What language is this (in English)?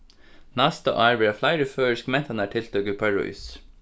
Faroese